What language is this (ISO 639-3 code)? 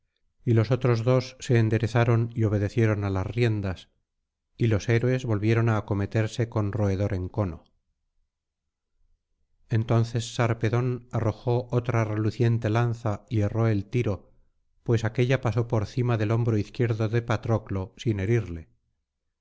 spa